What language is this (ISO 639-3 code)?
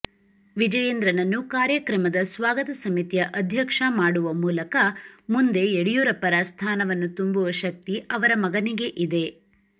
kan